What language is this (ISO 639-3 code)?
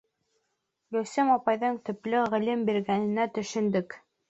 bak